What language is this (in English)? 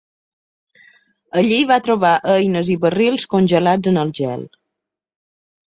Catalan